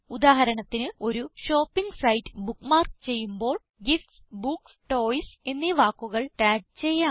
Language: Malayalam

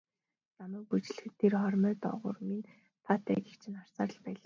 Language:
Mongolian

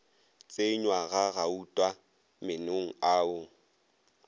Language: Northern Sotho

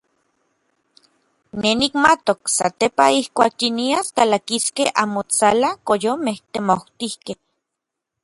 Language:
Orizaba Nahuatl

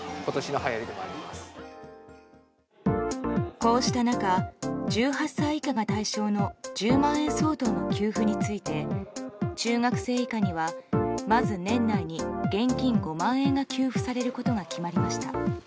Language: Japanese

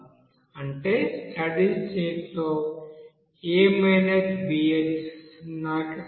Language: Telugu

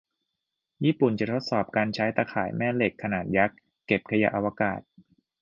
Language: Thai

